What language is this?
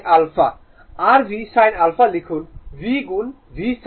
Bangla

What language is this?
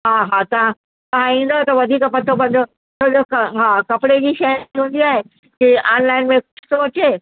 Sindhi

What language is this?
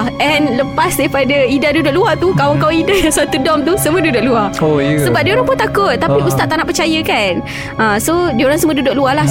Malay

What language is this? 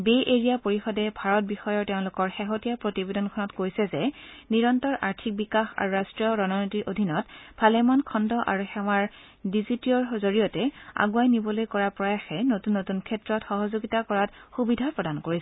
Assamese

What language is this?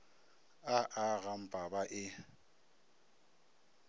Northern Sotho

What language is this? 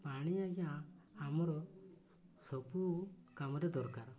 Odia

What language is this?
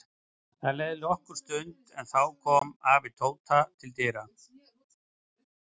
Icelandic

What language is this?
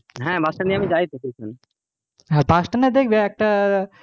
Bangla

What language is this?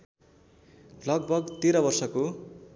Nepali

